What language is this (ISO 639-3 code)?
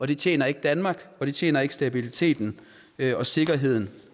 dan